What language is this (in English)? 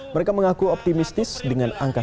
Indonesian